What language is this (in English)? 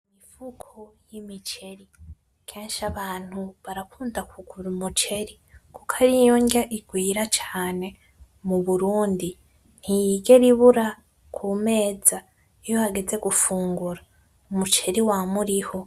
Rundi